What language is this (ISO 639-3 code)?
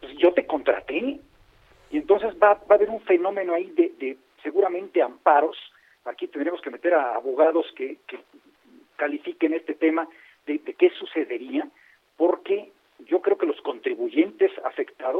spa